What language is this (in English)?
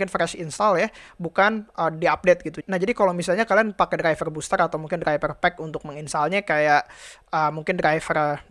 Indonesian